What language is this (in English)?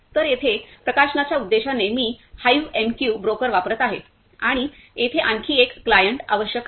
Marathi